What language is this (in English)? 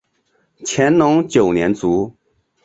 Chinese